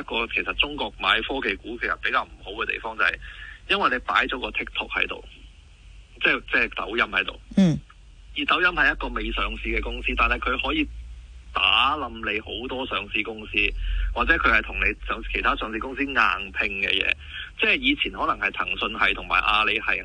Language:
Chinese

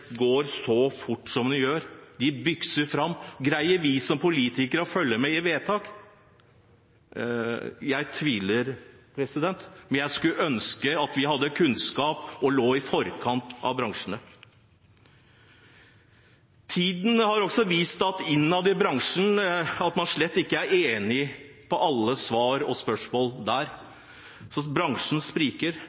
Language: Norwegian Bokmål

